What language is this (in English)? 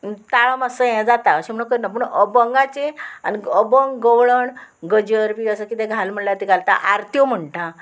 Konkani